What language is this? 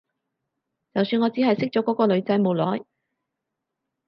Cantonese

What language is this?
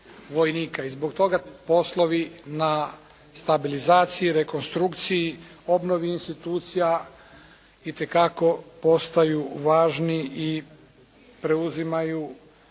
Croatian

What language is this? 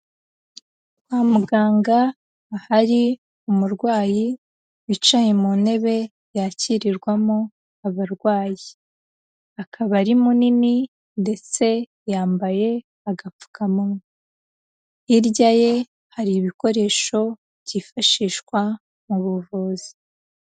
Kinyarwanda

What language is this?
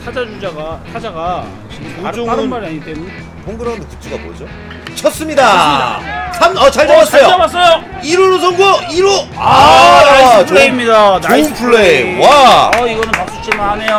Korean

